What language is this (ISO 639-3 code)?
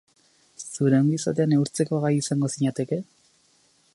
eus